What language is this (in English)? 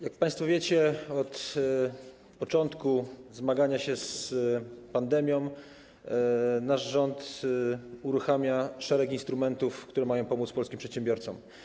Polish